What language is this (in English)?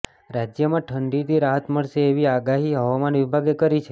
Gujarati